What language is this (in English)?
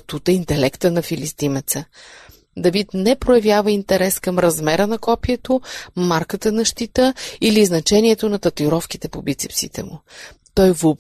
Bulgarian